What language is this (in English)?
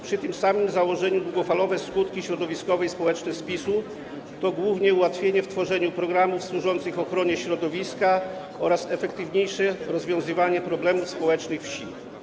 Polish